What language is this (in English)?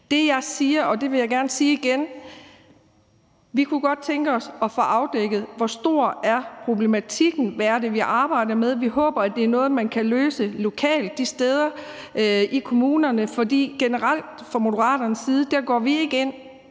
Danish